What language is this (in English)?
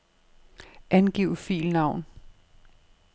Danish